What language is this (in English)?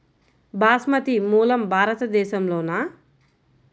Telugu